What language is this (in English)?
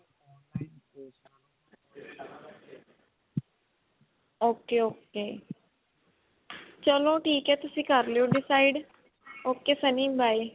Punjabi